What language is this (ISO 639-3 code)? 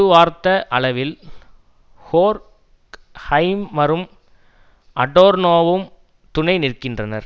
tam